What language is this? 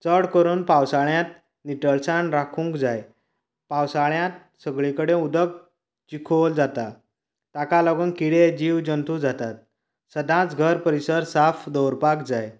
Konkani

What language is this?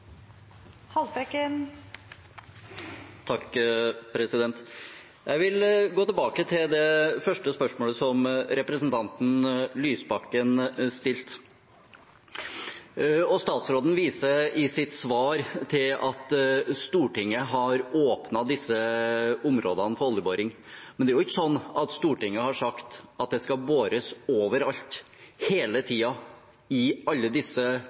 Norwegian Bokmål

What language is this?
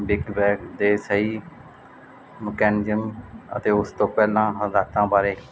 Punjabi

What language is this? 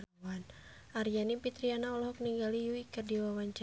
Sundanese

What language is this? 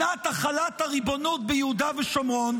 Hebrew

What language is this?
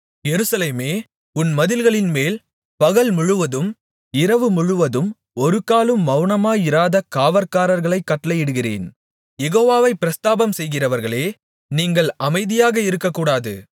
Tamil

